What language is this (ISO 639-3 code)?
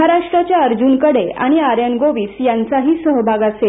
mar